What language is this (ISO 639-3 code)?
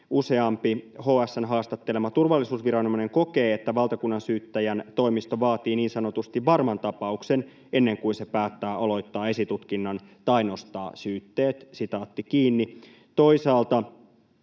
fin